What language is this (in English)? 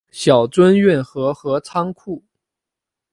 Chinese